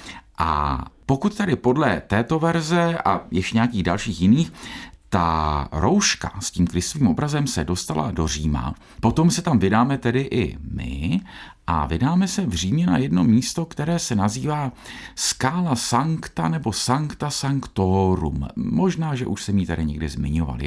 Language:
Czech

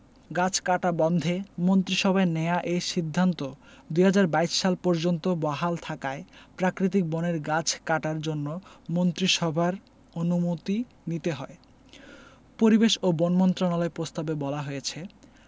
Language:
Bangla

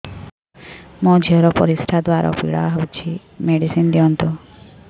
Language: Odia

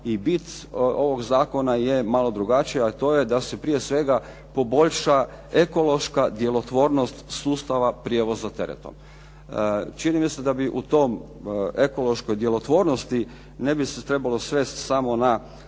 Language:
Croatian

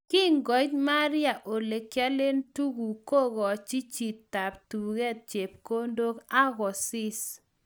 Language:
Kalenjin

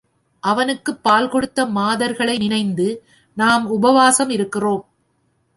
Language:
Tamil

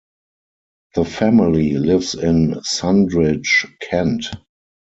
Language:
English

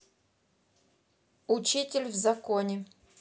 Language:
Russian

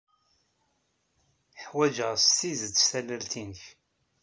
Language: Kabyle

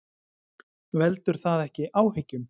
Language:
Icelandic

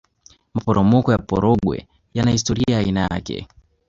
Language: Swahili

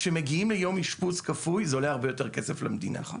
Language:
Hebrew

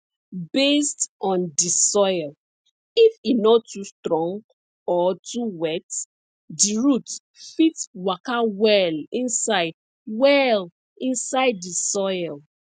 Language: Nigerian Pidgin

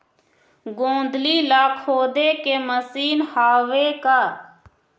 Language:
Chhattisgarhi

